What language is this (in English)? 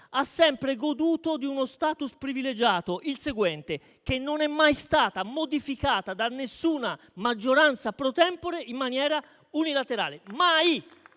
Italian